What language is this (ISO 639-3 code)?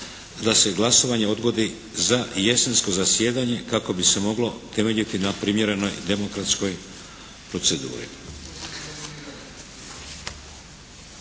hrv